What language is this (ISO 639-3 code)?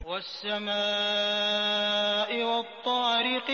ara